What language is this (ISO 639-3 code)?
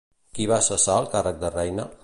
cat